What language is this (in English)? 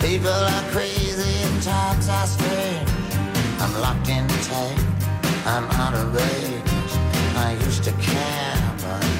Danish